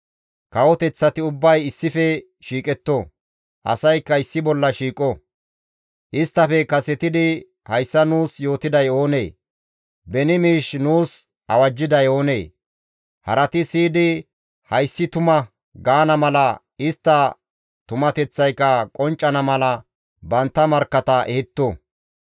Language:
Gamo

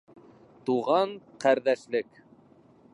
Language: Bashkir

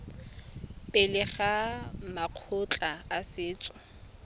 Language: Tswana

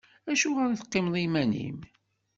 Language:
Kabyle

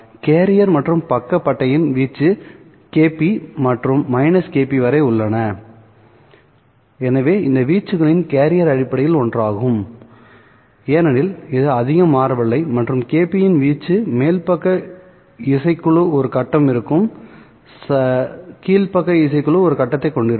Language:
Tamil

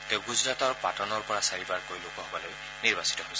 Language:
Assamese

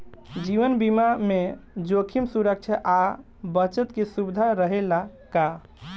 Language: Bhojpuri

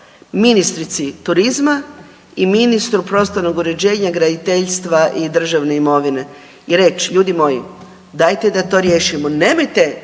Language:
Croatian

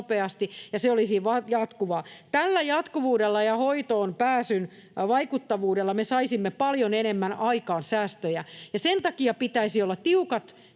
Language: Finnish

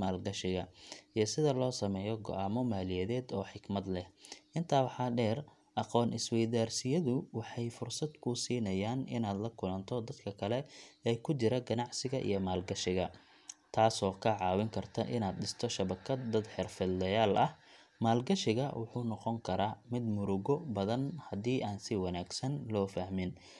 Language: Somali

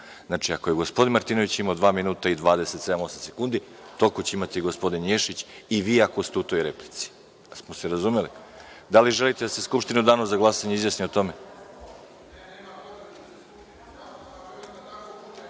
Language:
Serbian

